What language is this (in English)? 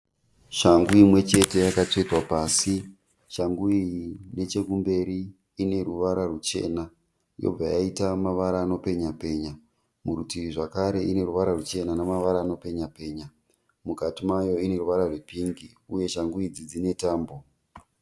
Shona